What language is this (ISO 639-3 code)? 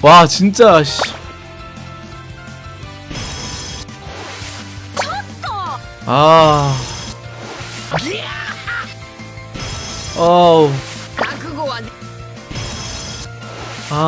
kor